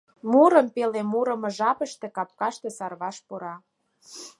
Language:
Mari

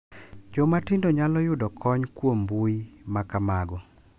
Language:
Luo (Kenya and Tanzania)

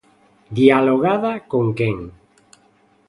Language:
Galician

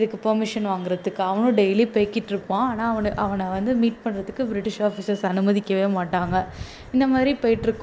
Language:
Tamil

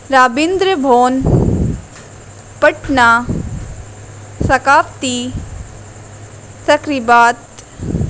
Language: Urdu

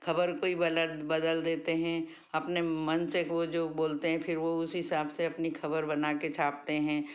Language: Hindi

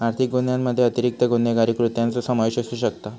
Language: Marathi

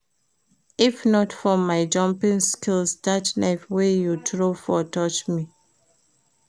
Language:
Nigerian Pidgin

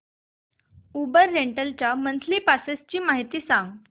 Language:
Marathi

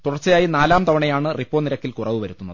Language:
Malayalam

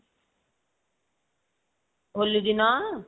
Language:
Odia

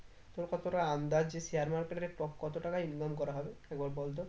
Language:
Bangla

